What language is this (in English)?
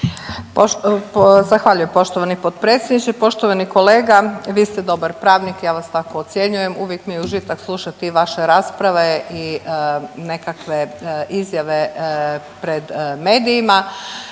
Croatian